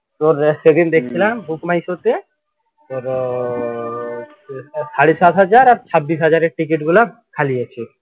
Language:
Bangla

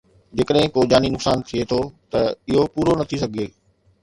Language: Sindhi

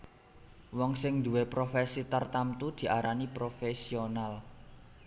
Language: Javanese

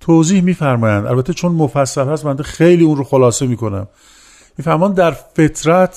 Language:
Persian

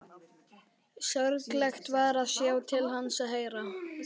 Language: Icelandic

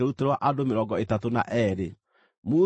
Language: Kikuyu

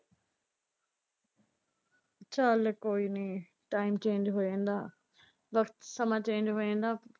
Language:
Punjabi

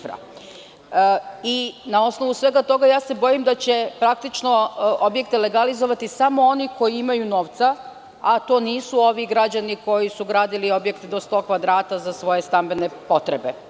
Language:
Serbian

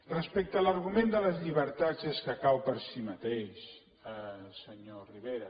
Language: Catalan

